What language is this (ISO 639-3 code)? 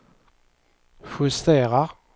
swe